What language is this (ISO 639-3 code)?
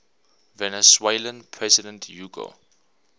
eng